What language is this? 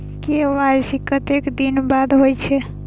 Maithili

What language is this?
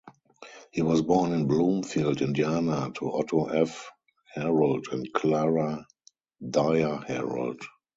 English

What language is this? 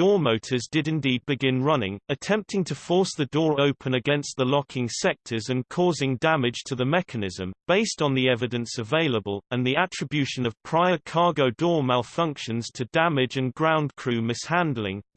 English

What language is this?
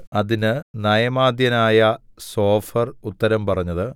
Malayalam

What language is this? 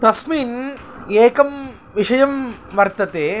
Sanskrit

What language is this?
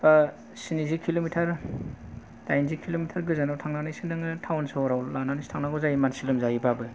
Bodo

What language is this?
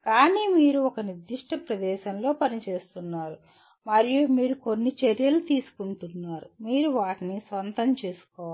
Telugu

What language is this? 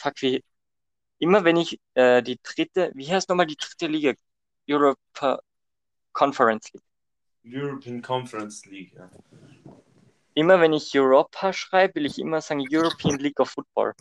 German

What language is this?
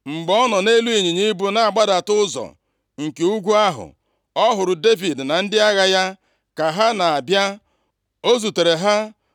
Igbo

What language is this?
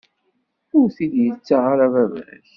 Kabyle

